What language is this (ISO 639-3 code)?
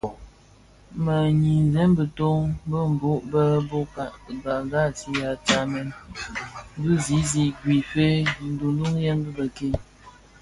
ksf